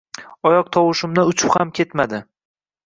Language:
Uzbek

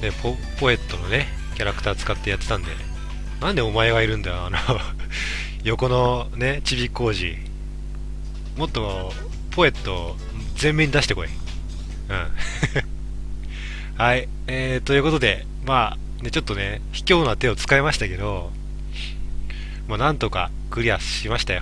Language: Japanese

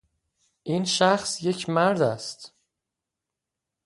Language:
Persian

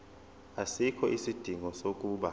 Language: Zulu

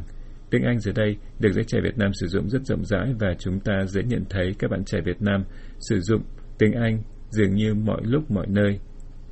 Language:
Vietnamese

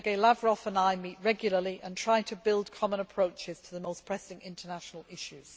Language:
English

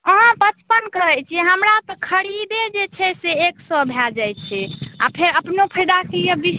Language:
Maithili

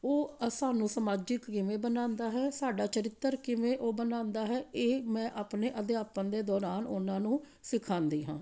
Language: Punjabi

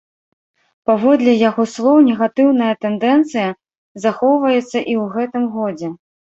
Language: Belarusian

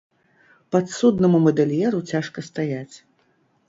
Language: Belarusian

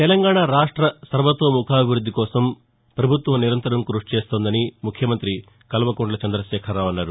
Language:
Telugu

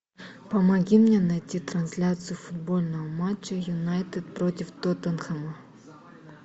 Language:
Russian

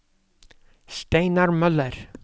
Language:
Norwegian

